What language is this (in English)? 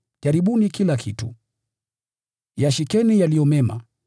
Swahili